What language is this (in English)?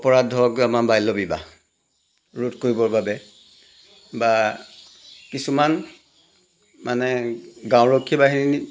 Assamese